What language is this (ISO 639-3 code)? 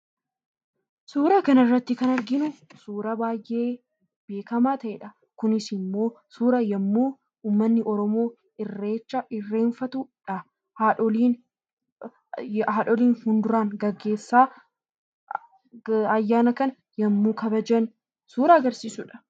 orm